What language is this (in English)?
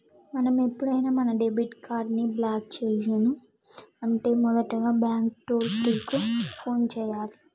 Telugu